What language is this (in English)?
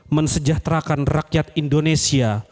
Indonesian